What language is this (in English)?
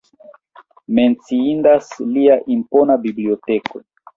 Esperanto